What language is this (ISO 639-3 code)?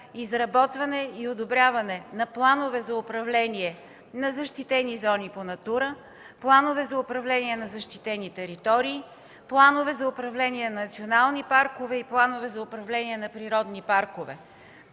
bul